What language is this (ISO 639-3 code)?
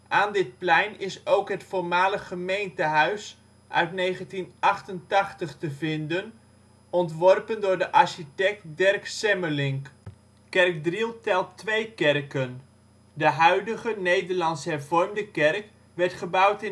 nld